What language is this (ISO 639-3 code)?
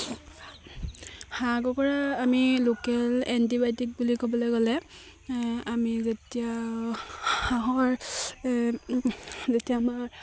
asm